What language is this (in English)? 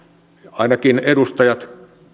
Finnish